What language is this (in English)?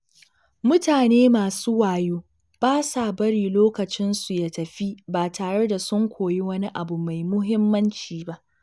Hausa